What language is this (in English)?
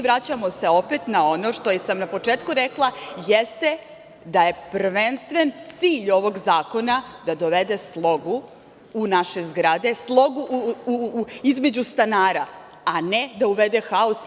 Serbian